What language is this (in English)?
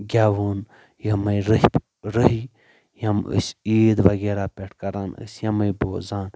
Kashmiri